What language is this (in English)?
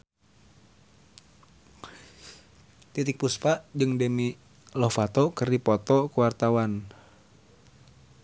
Sundanese